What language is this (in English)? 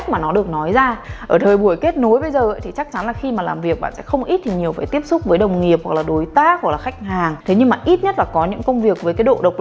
Vietnamese